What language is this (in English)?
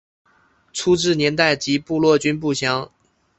Chinese